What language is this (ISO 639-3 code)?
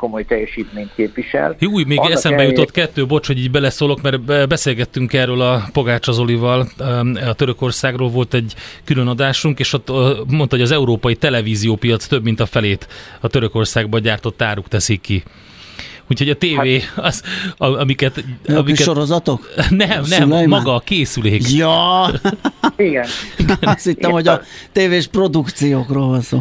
hun